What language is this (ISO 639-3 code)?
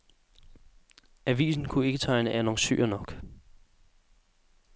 dan